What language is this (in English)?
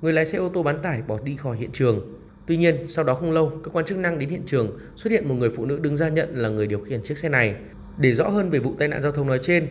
Vietnamese